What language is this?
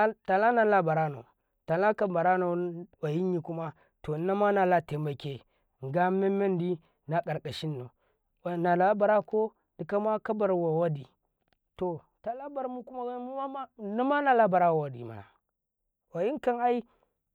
Karekare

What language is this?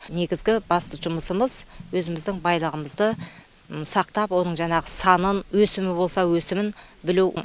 Kazakh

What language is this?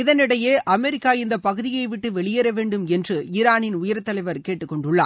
Tamil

